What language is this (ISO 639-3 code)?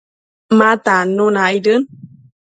mcf